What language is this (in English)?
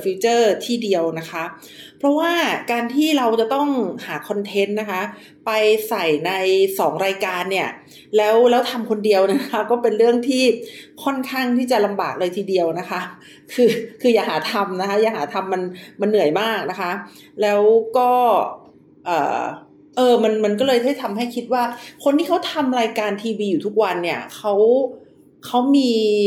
Thai